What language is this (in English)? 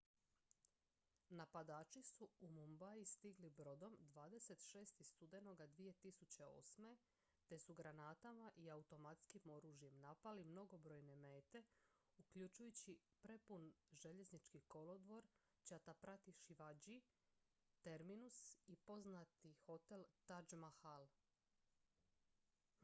Croatian